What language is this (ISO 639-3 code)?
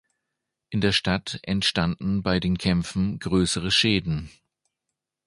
deu